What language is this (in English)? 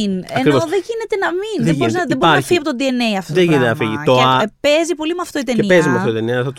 Greek